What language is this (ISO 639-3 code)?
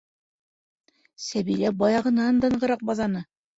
bak